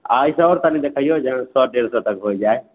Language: Maithili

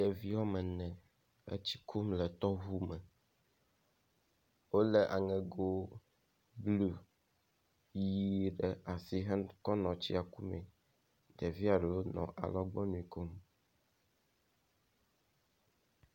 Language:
Ewe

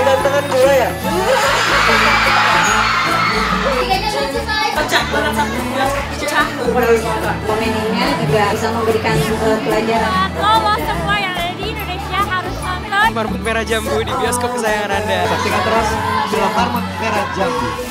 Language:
Indonesian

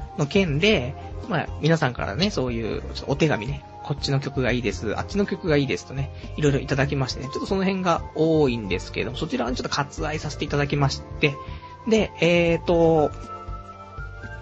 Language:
Japanese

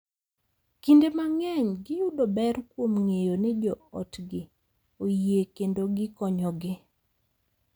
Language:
Luo (Kenya and Tanzania)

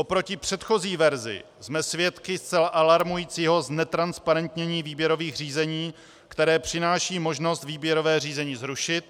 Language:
Czech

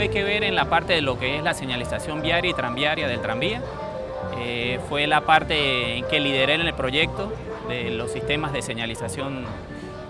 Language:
Spanish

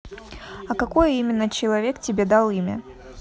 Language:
Russian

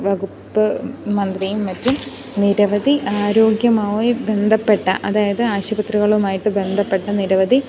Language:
Malayalam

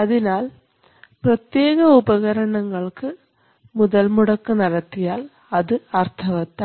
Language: Malayalam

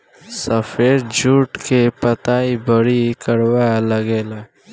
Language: Bhojpuri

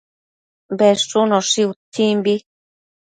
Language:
Matsés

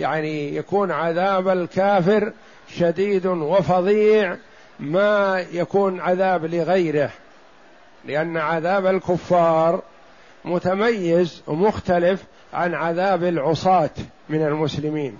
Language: Arabic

